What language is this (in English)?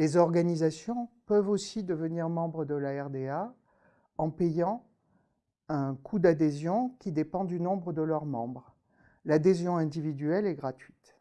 French